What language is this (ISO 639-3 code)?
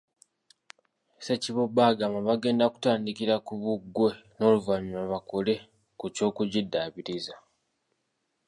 lug